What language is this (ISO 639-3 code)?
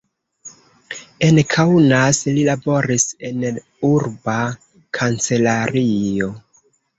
epo